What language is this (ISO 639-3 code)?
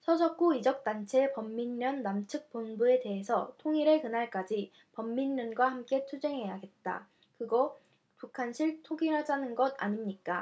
kor